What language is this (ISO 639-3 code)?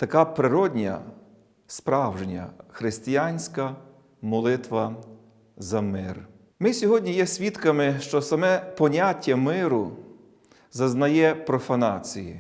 ukr